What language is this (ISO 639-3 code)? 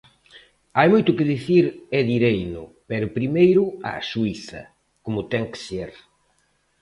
glg